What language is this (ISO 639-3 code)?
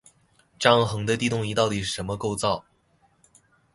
zho